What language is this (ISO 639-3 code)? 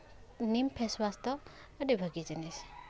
sat